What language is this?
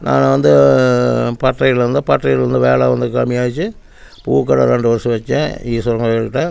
Tamil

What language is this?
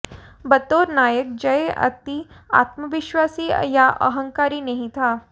Hindi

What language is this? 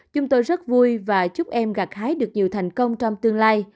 Vietnamese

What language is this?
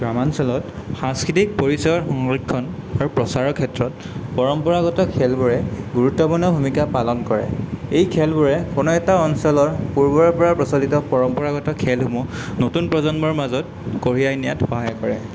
Assamese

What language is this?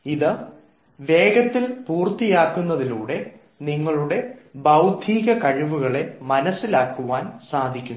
Malayalam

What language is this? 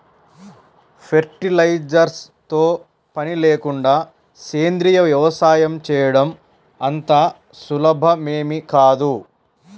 Telugu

